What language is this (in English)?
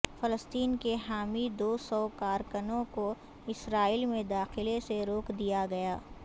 Urdu